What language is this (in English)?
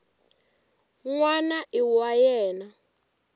Tsonga